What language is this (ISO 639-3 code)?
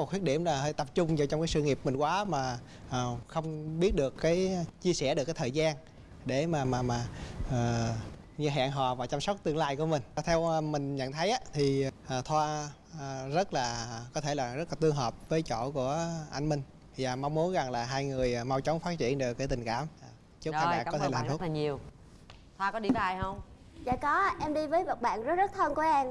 vie